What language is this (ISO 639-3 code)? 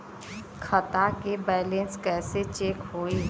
bho